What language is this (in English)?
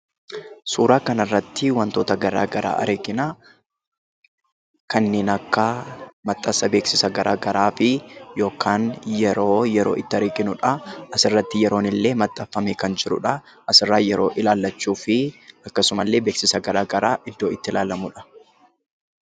Oromo